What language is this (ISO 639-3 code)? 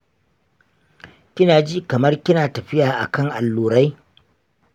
hau